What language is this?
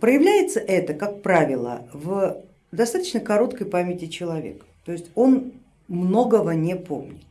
Russian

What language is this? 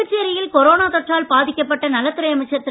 Tamil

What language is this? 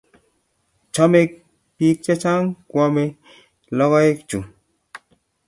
Kalenjin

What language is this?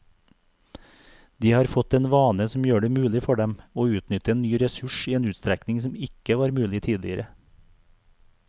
Norwegian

